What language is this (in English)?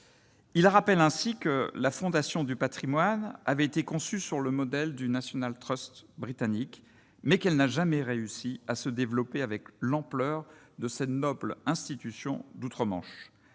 French